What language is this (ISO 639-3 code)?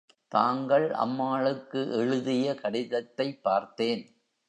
tam